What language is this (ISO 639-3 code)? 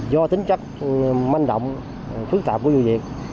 vie